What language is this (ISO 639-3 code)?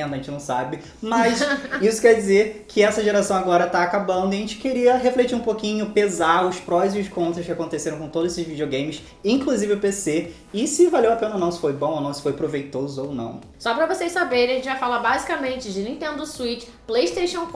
por